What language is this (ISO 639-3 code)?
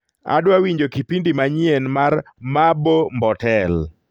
luo